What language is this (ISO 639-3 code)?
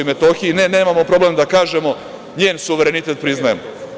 srp